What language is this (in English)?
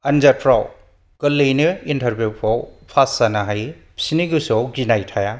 Bodo